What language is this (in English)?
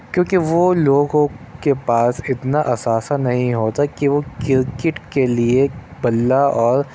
Urdu